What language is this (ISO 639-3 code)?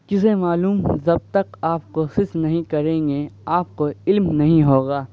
urd